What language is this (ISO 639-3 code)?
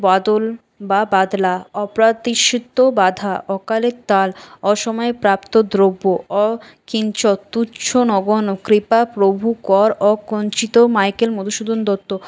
ben